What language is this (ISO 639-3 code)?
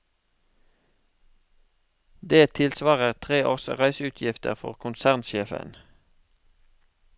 nor